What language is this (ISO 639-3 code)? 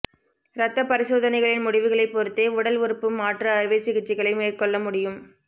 tam